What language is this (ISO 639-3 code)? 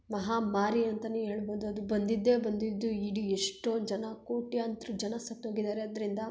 kan